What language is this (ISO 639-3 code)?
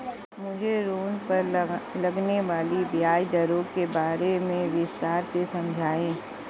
hin